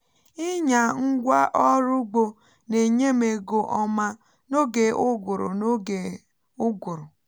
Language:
Igbo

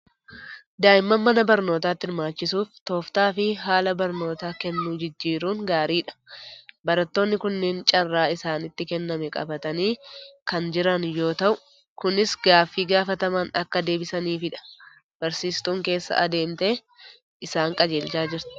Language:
Oromo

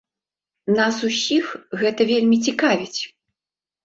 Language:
Belarusian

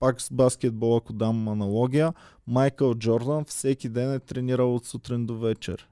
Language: Bulgarian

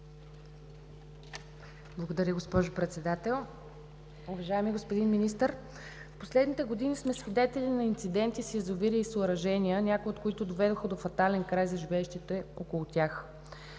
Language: Bulgarian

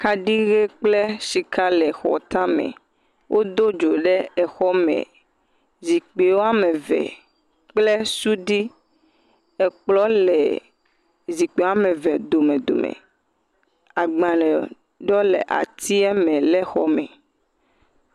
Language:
Ewe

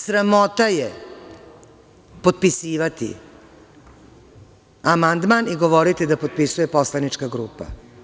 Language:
Serbian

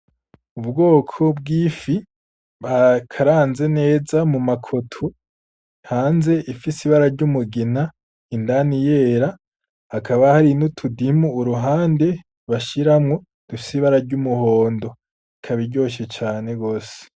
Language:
Rundi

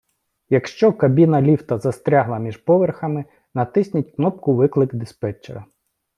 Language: Ukrainian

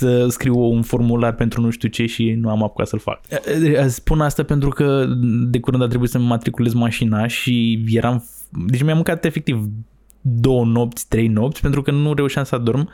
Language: Romanian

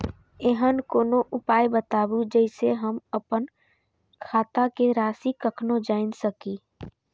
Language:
Maithili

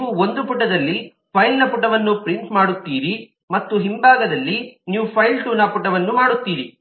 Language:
Kannada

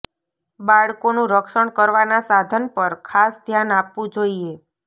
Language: Gujarati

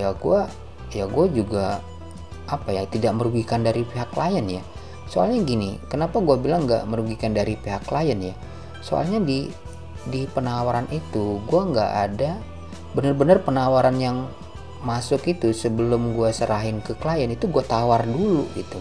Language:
Indonesian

